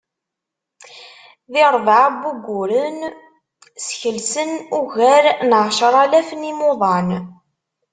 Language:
Kabyle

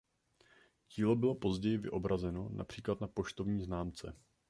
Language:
Czech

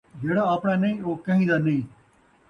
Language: Saraiki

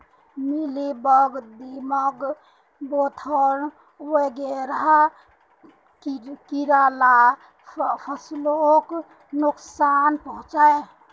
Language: Magahi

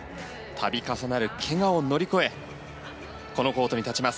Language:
Japanese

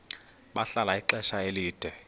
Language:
Xhosa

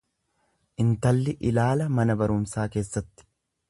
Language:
Oromo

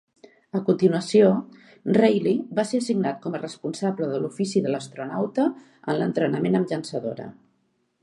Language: Catalan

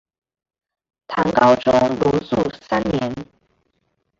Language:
Chinese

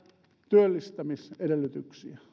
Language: Finnish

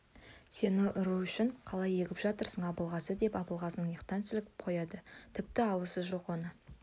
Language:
Kazakh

